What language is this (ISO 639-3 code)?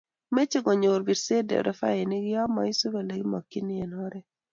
kln